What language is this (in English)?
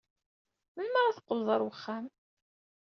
Kabyle